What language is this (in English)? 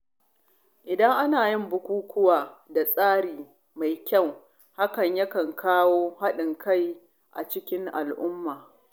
Hausa